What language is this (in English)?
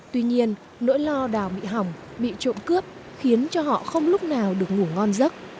Vietnamese